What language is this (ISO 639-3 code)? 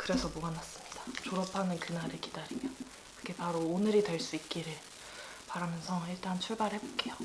kor